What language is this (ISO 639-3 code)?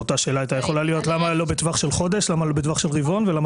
heb